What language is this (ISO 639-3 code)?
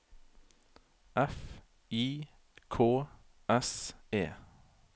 nor